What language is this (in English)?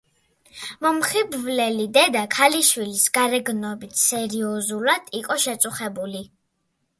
Georgian